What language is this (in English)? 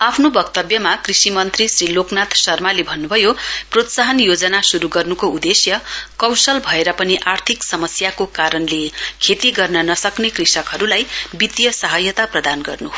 Nepali